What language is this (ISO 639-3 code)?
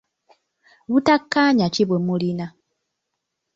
lug